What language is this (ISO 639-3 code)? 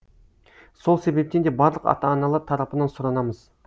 kaz